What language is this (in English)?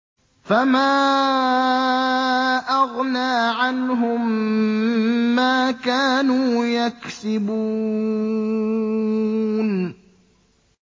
Arabic